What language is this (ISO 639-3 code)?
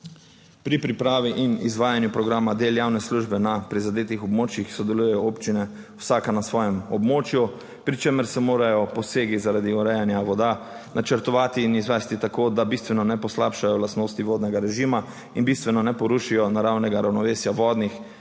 slv